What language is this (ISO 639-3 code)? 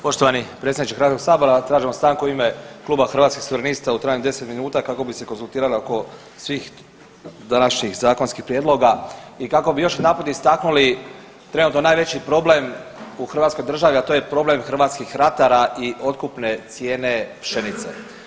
hrv